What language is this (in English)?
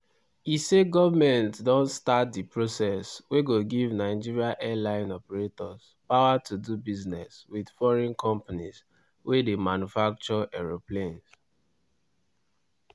Nigerian Pidgin